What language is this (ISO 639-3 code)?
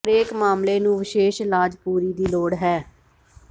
pan